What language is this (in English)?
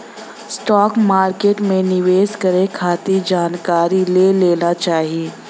Bhojpuri